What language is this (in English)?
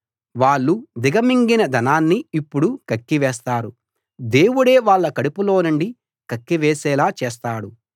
Telugu